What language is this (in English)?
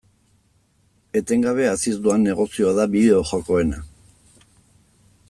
Basque